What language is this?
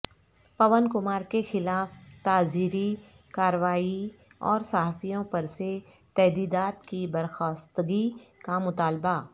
Urdu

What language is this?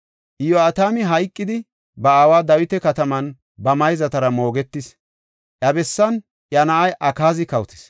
Gofa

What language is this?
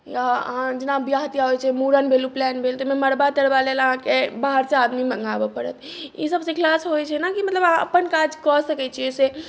Maithili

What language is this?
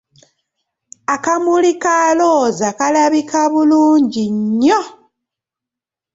Ganda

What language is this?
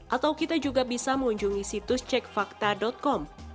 Indonesian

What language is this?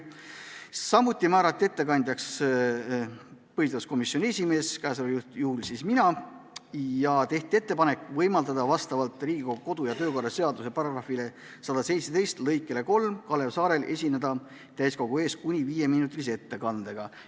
Estonian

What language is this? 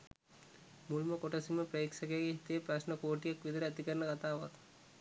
Sinhala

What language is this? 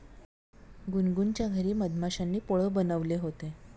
Marathi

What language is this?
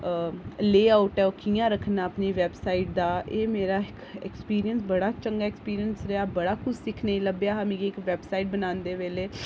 Dogri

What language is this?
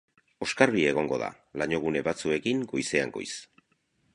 Basque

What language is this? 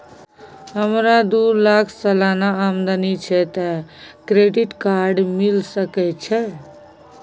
Maithili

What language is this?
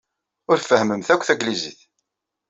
Kabyle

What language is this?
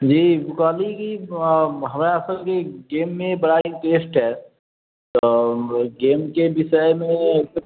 Maithili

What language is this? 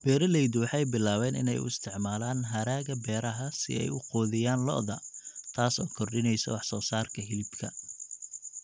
Somali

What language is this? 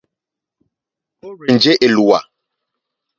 Mokpwe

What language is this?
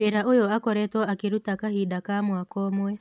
Kikuyu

